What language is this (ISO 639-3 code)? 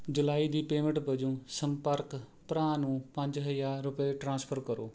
pan